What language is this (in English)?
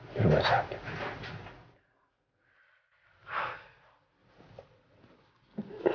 Indonesian